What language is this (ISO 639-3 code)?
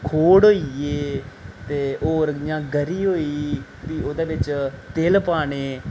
doi